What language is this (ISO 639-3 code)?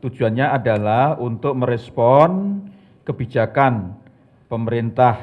ind